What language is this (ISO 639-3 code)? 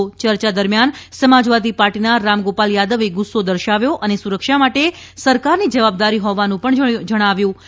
guj